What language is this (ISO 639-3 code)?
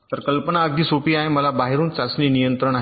mar